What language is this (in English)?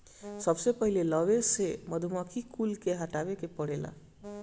Bhojpuri